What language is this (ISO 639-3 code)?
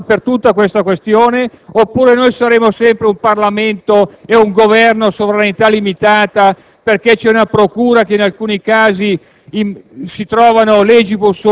ita